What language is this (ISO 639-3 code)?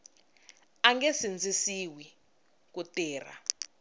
tso